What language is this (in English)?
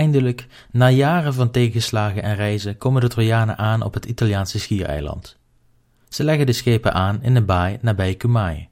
Dutch